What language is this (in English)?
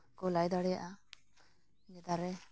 Santali